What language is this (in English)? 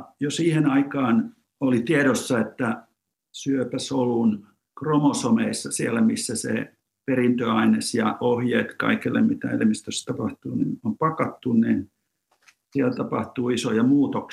Finnish